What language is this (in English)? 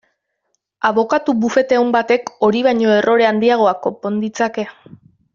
Basque